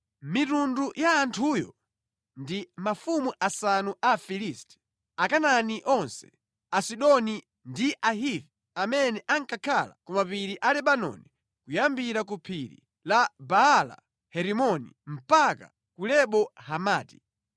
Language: Nyanja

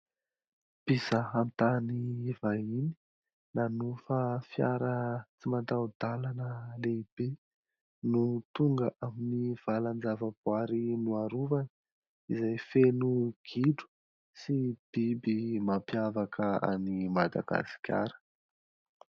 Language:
Malagasy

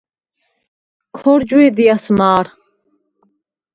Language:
Svan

